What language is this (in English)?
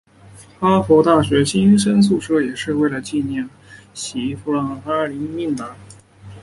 Chinese